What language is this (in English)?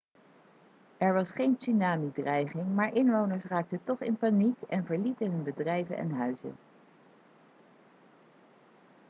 Dutch